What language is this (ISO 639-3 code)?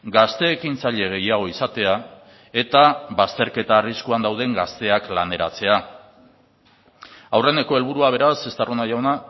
eus